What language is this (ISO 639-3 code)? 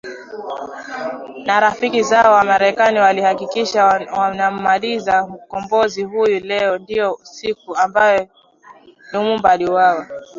swa